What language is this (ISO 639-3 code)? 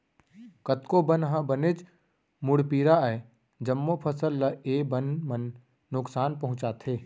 hne